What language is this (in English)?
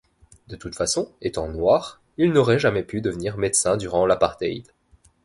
French